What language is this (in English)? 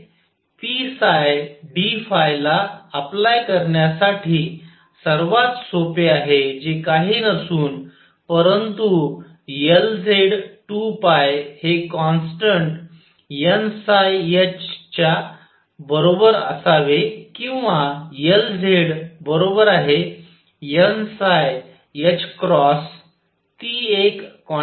Marathi